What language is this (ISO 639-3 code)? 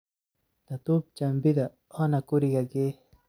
som